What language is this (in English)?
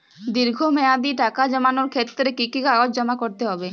Bangla